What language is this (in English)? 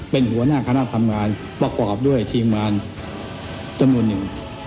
Thai